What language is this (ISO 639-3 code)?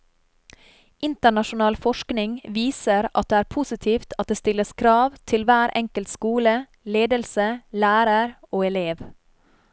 nor